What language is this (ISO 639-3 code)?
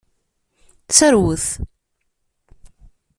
kab